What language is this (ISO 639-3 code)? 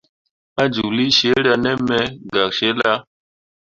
mua